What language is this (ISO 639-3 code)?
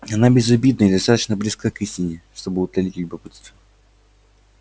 rus